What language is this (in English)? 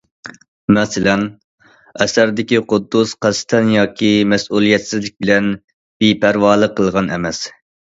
Uyghur